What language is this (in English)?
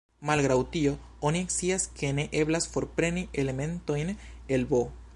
Esperanto